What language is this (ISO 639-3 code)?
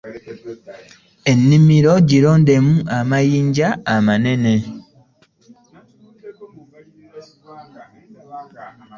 lug